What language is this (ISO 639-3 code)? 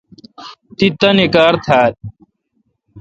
xka